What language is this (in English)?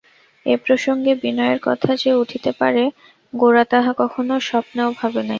Bangla